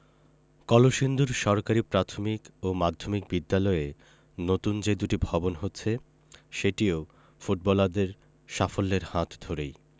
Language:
Bangla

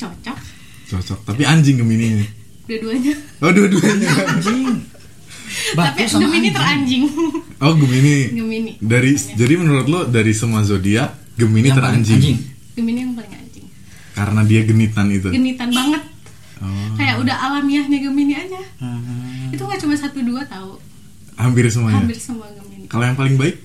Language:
Indonesian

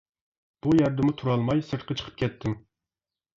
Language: Uyghur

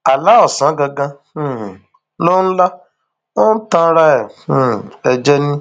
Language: Yoruba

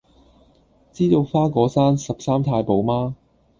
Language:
Cantonese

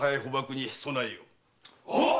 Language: Japanese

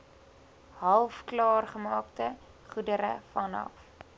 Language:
Afrikaans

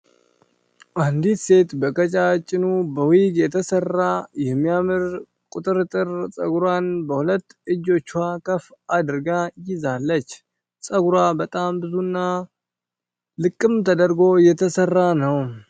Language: Amharic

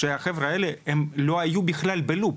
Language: Hebrew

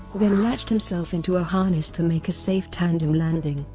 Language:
English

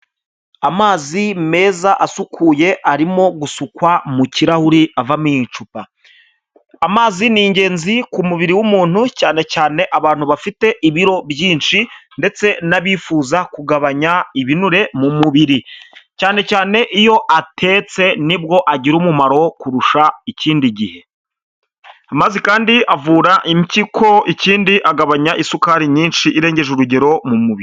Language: Kinyarwanda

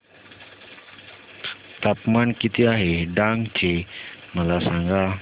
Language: Marathi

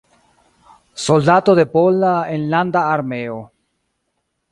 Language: Esperanto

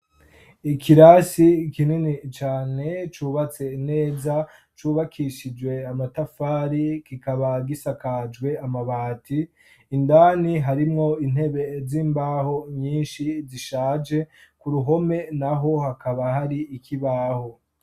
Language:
Rundi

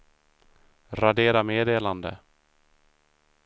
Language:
Swedish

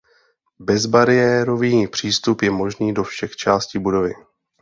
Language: Czech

